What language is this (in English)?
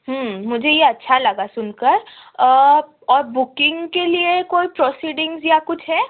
Urdu